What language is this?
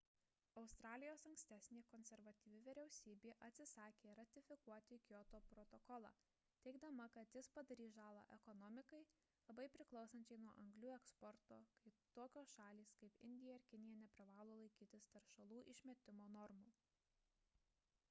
Lithuanian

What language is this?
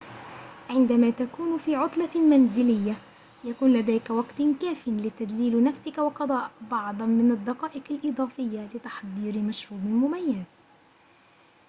Arabic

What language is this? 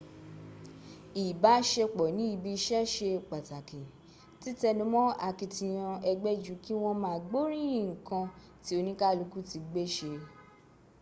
Yoruba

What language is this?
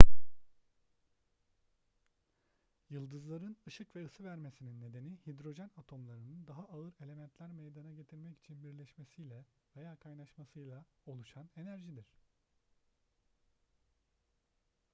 Turkish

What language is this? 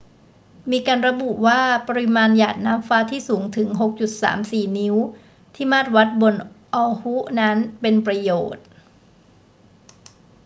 Thai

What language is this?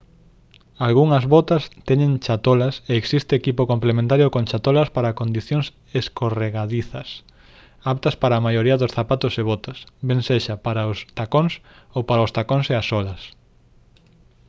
Galician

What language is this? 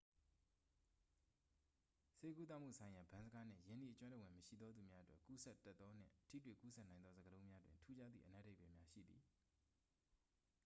Burmese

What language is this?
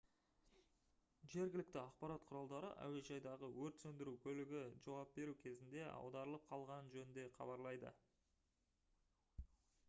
Kazakh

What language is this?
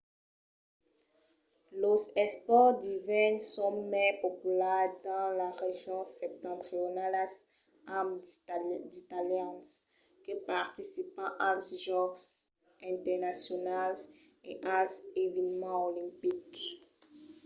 Occitan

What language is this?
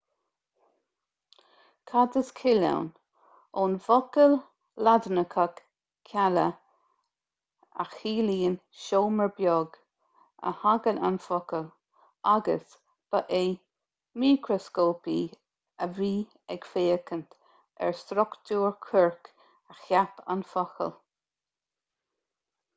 Irish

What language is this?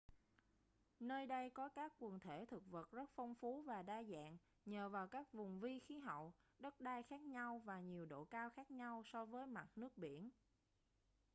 Vietnamese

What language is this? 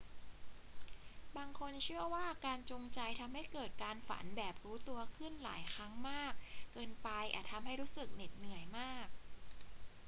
Thai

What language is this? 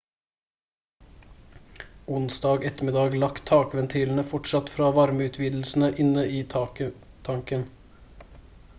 Norwegian Bokmål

